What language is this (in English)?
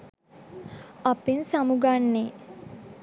Sinhala